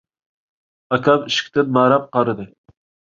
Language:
Uyghur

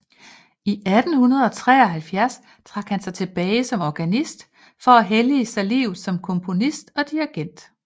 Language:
Danish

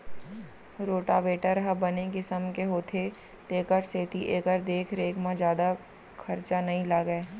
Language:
Chhattisgarhi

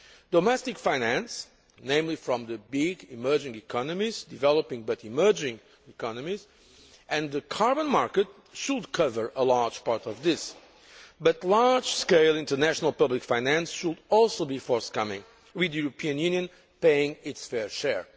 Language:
English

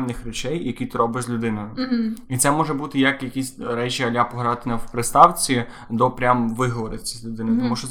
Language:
Ukrainian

